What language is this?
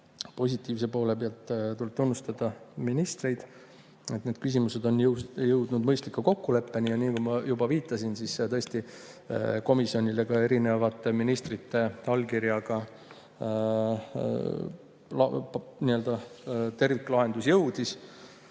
Estonian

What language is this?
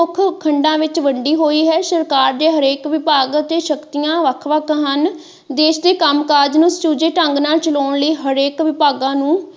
Punjabi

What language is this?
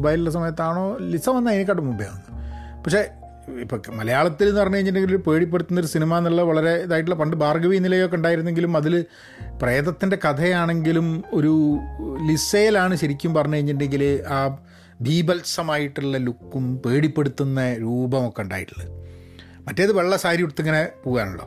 Malayalam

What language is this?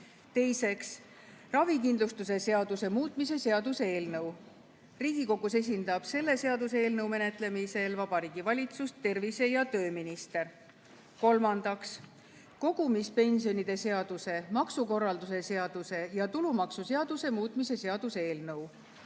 Estonian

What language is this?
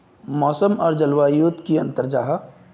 Magahi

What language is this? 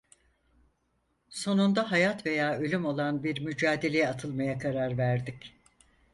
Turkish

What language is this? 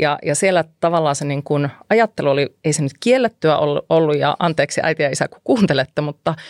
Finnish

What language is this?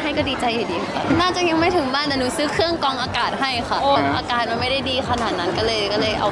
Thai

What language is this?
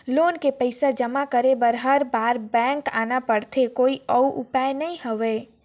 Chhattisgarhi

